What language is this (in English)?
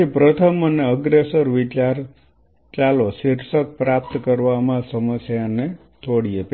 Gujarati